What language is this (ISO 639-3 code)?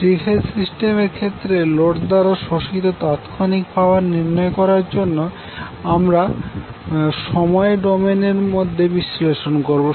ben